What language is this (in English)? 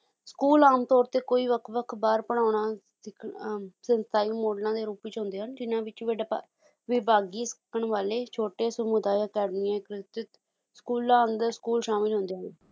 Punjabi